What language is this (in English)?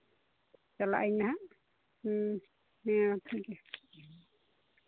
Santali